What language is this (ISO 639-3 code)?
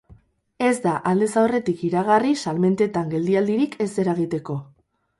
eus